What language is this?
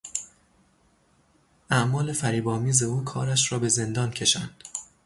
Persian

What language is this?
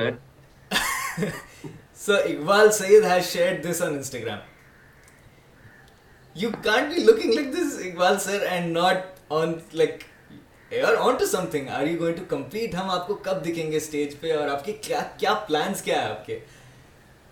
Urdu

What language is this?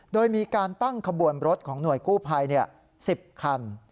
Thai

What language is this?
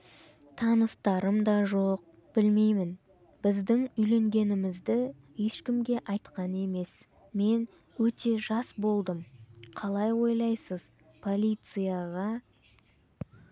Kazakh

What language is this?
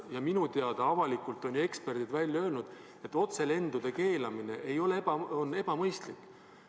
Estonian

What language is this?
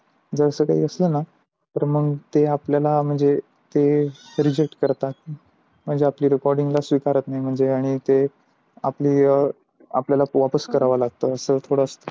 Marathi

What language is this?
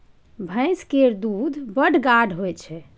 Maithili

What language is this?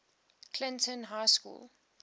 English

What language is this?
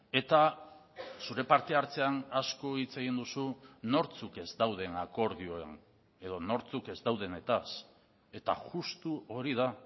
Basque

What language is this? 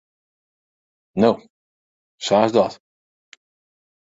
Western Frisian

